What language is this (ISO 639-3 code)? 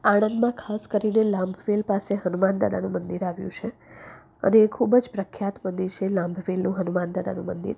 guj